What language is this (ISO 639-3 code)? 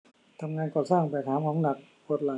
tha